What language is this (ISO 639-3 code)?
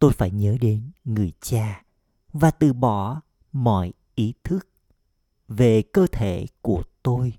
vie